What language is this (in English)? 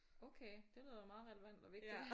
Danish